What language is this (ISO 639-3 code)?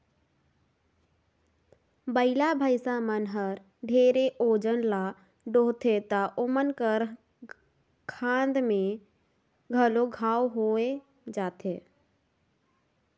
hne